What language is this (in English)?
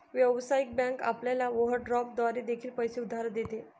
Marathi